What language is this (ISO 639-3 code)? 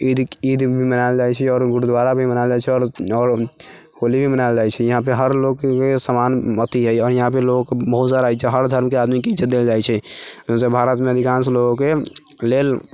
mai